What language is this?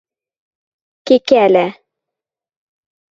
Western Mari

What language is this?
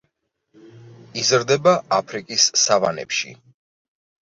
Georgian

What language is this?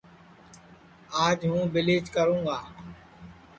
Sansi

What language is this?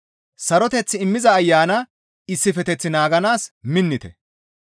Gamo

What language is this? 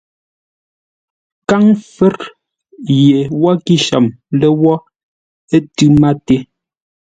Ngombale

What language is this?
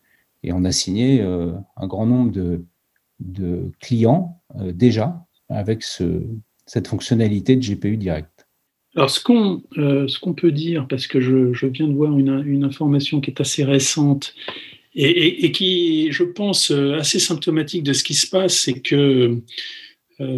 French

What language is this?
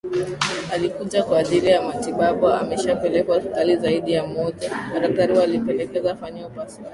Swahili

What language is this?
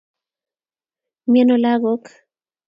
Kalenjin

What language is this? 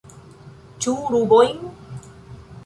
Esperanto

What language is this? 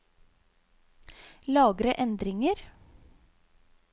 Norwegian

